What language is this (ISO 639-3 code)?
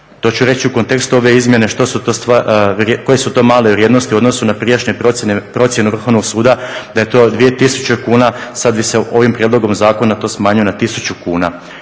hrv